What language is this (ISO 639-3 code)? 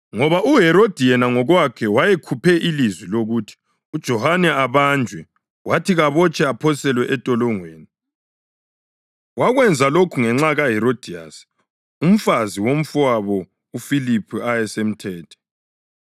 nde